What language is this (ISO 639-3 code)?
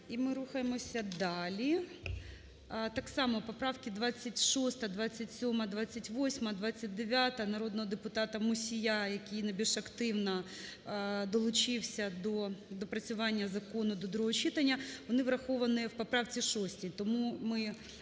ukr